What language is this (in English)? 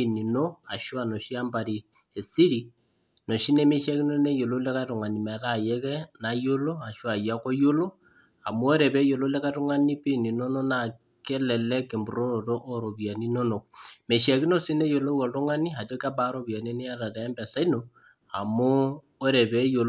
Masai